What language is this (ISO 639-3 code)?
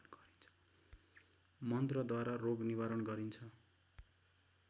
nep